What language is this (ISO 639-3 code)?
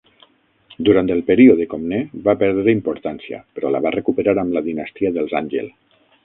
cat